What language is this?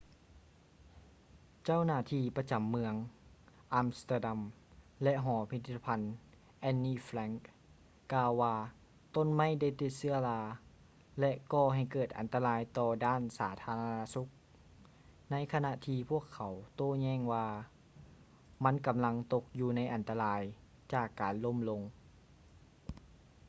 Lao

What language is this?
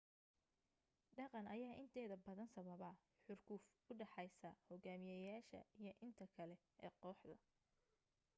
Somali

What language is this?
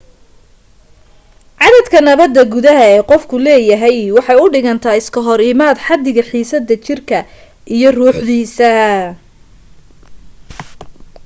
Somali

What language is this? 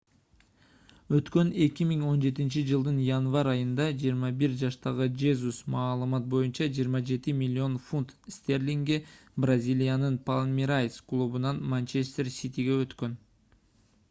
Kyrgyz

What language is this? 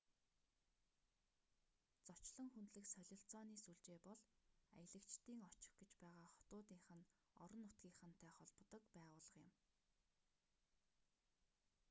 Mongolian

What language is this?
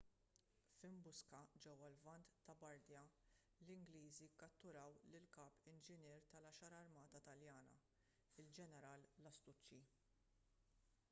Maltese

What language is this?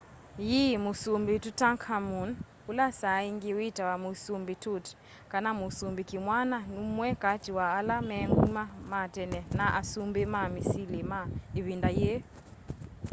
Kamba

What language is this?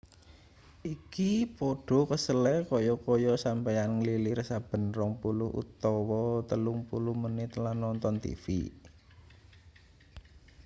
Javanese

